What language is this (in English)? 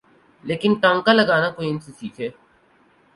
Urdu